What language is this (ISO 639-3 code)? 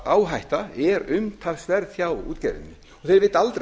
isl